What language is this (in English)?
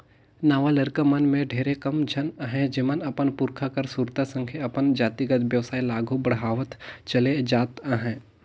Chhattisgarhi